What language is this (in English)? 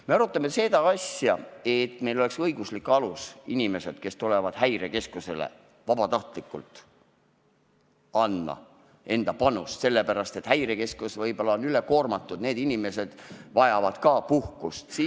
Estonian